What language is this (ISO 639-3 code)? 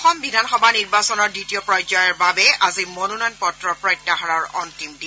asm